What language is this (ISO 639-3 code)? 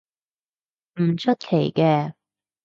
yue